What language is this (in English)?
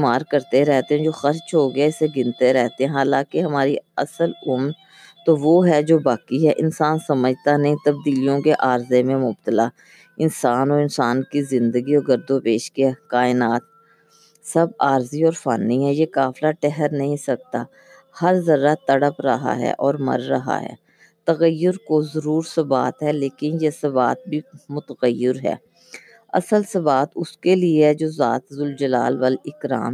Urdu